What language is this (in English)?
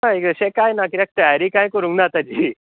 Konkani